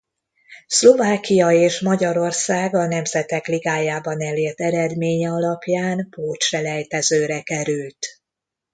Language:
Hungarian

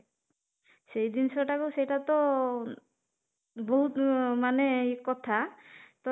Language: Odia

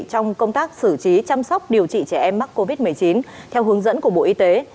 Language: Vietnamese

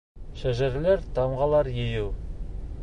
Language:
Bashkir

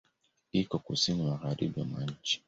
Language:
Swahili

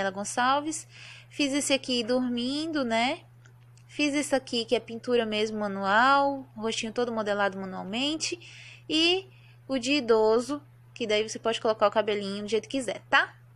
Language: Portuguese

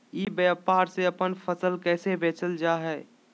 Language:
Magahi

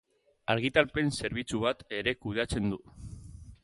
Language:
Basque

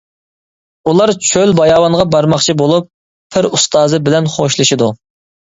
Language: Uyghur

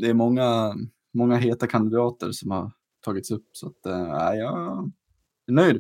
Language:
Swedish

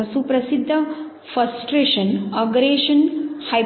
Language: Marathi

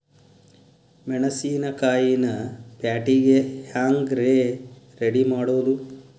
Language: Kannada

